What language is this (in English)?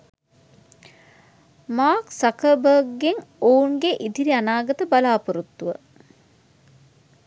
Sinhala